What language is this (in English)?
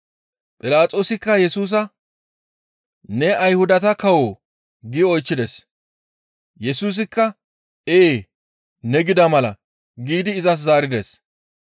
Gamo